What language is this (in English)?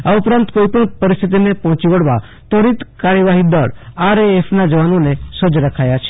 Gujarati